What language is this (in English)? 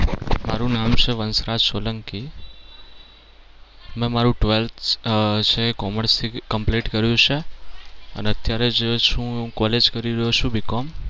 Gujarati